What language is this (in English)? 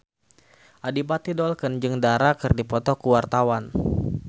Sundanese